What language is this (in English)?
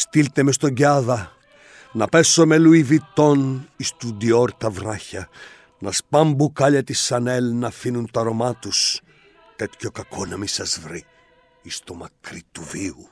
Greek